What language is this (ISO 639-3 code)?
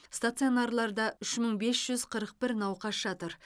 kaz